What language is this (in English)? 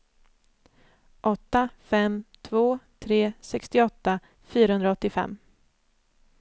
Swedish